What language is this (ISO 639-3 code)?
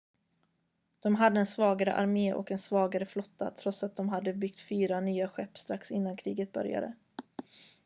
swe